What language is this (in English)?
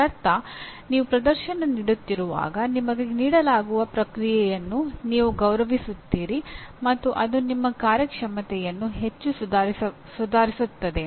Kannada